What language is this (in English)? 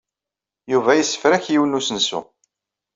Kabyle